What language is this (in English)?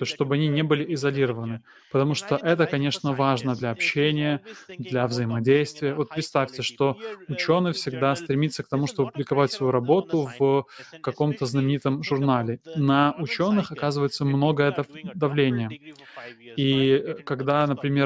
Russian